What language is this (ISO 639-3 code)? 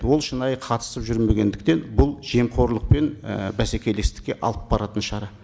kaz